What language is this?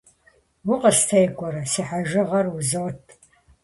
Kabardian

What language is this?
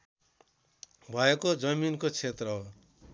Nepali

